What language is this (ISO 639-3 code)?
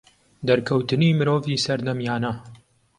ckb